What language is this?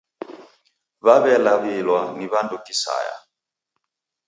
Taita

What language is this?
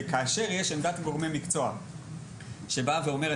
Hebrew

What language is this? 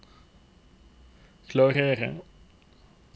Norwegian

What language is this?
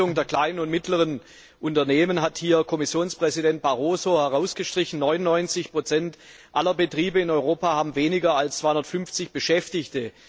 German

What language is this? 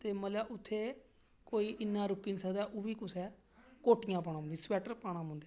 Dogri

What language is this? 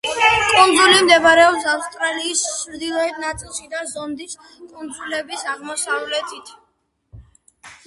Georgian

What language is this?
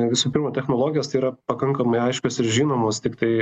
Lithuanian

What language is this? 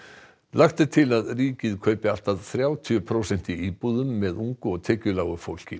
Icelandic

